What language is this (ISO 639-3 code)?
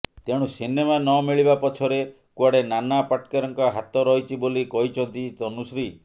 ori